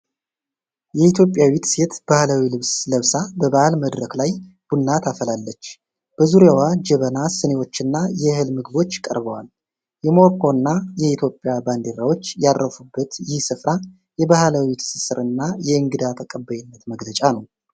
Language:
Amharic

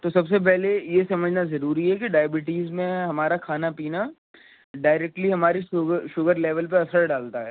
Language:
Urdu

